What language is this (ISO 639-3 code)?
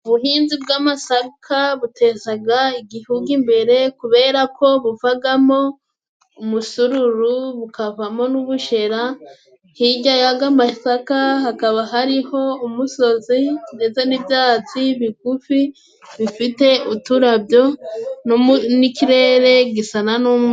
kin